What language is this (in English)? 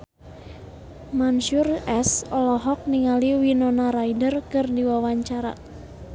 Sundanese